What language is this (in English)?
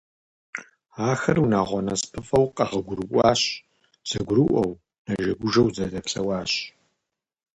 Kabardian